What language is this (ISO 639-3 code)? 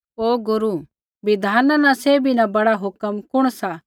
kfx